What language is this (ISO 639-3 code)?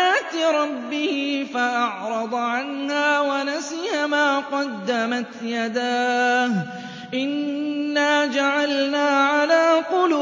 ara